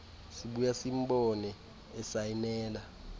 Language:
Xhosa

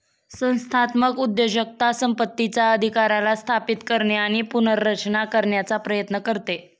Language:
Marathi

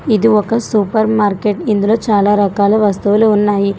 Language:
Telugu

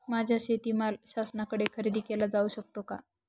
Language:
Marathi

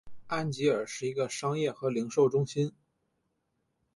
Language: Chinese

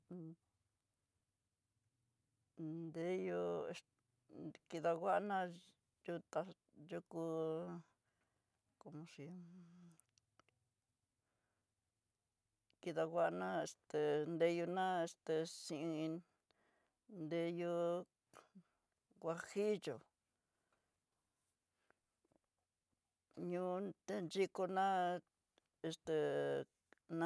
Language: Tidaá Mixtec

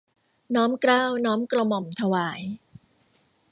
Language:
Thai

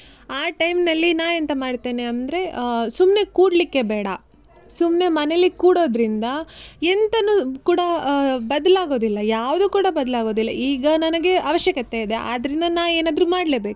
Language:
Kannada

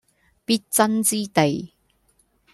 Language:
Cantonese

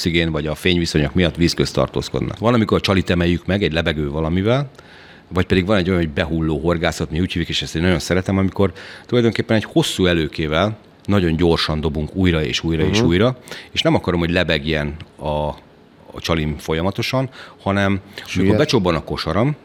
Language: Hungarian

